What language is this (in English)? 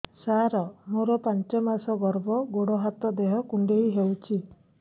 Odia